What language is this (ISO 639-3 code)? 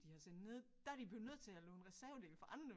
dan